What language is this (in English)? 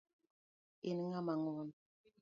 Luo (Kenya and Tanzania)